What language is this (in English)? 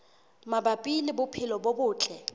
Southern Sotho